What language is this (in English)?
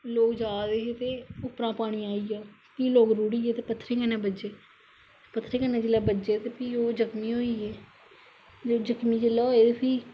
Dogri